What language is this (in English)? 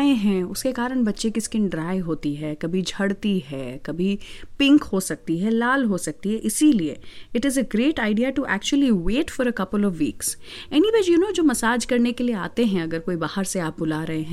Hindi